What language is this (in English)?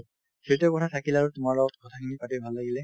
Assamese